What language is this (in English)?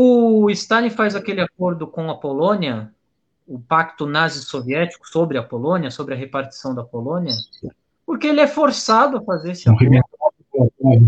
Portuguese